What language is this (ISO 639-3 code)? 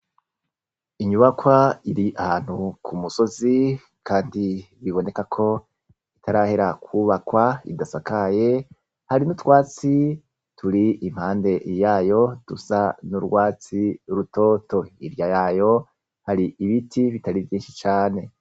run